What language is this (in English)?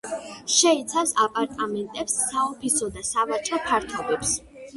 Georgian